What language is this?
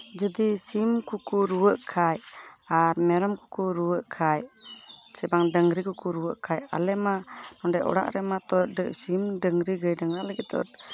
Santali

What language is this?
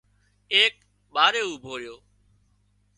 Wadiyara Koli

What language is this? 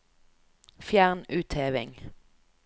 Norwegian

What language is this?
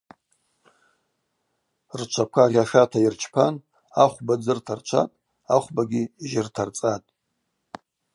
Abaza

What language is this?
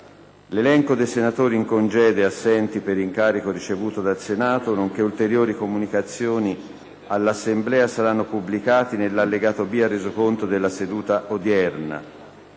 Italian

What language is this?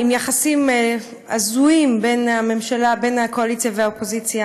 Hebrew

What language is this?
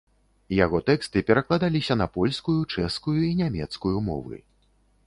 Belarusian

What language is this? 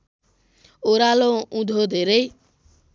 Nepali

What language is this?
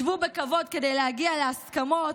Hebrew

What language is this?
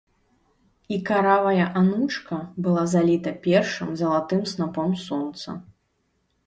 Belarusian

